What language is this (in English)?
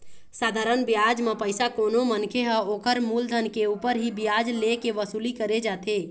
Chhattisgarhi